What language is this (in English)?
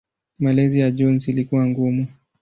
Swahili